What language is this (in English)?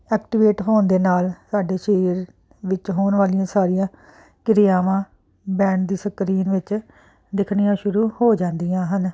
Punjabi